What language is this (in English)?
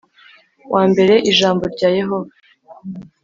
Kinyarwanda